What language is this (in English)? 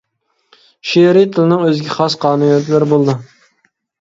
Uyghur